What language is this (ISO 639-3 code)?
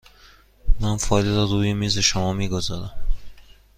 fas